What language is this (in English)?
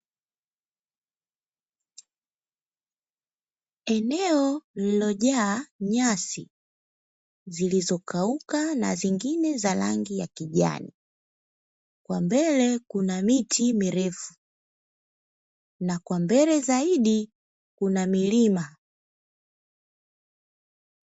Swahili